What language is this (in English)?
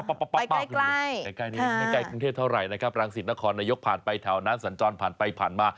Thai